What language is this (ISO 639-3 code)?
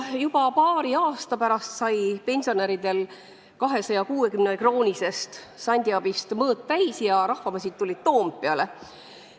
est